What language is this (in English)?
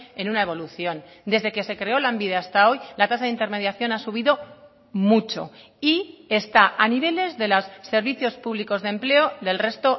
Spanish